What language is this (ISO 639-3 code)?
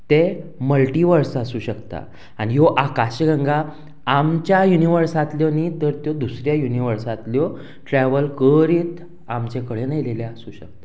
kok